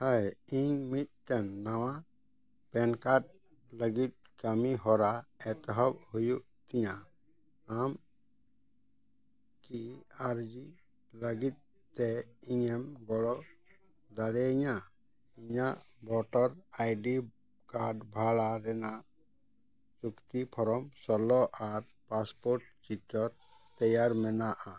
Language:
Santali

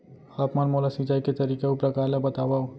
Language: Chhattisgarhi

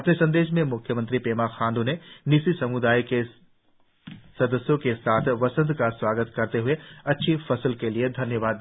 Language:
Hindi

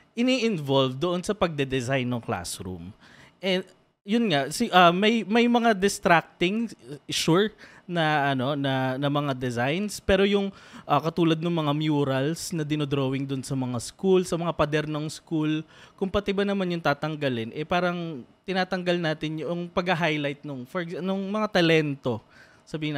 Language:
Filipino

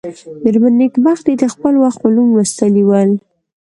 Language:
Pashto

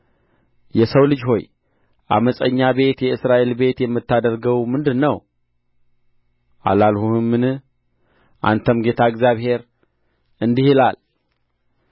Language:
Amharic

